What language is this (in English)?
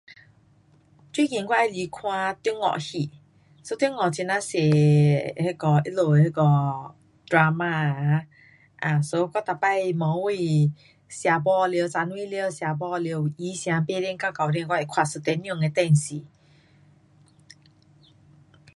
Pu-Xian Chinese